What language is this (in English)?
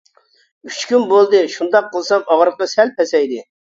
Uyghur